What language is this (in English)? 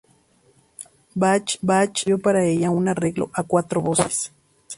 Spanish